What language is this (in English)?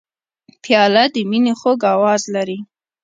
Pashto